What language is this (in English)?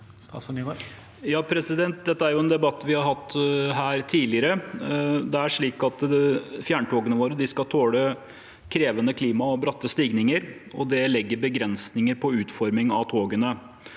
Norwegian